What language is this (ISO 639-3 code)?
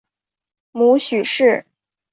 zho